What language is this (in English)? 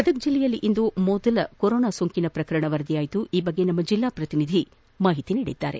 Kannada